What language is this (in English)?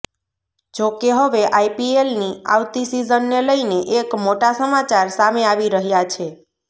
Gujarati